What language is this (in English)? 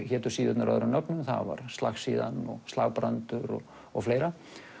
Icelandic